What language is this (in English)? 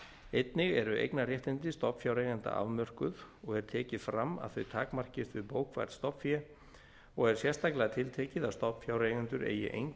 Icelandic